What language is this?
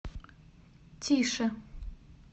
Russian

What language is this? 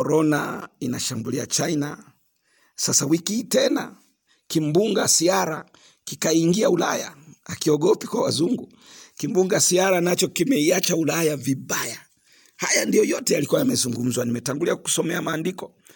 Swahili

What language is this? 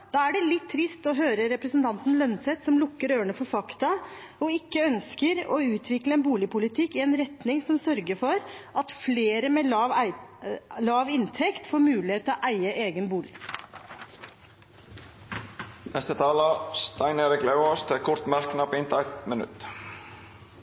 Norwegian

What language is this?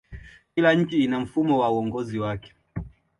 Swahili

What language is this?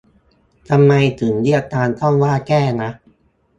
Thai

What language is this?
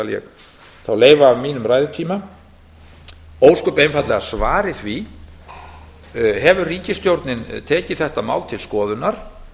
Icelandic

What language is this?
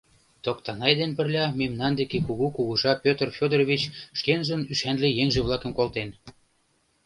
Mari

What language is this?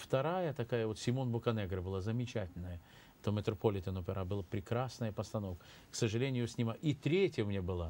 Russian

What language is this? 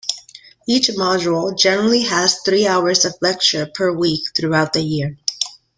English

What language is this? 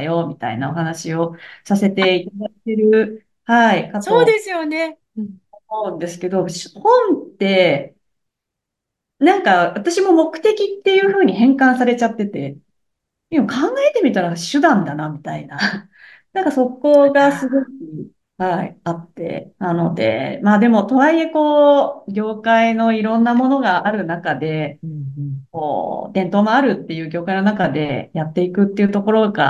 Japanese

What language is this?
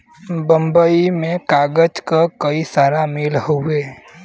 Bhojpuri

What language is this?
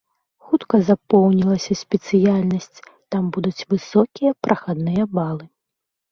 Belarusian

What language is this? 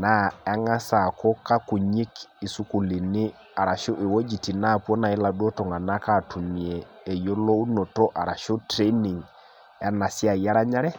Masai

